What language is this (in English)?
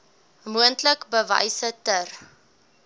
Afrikaans